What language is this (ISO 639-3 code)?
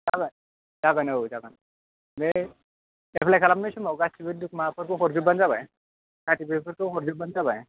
brx